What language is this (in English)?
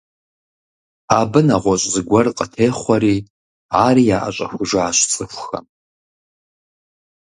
Kabardian